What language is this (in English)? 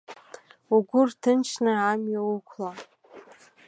Abkhazian